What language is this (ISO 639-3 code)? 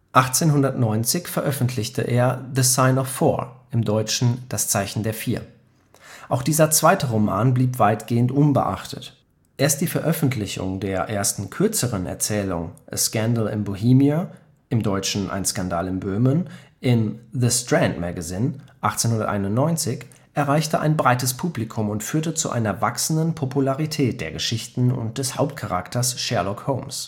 deu